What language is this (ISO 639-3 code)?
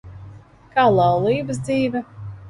lav